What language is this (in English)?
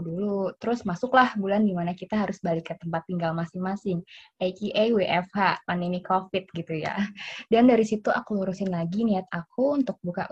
Indonesian